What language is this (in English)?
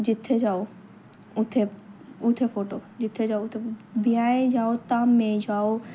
Dogri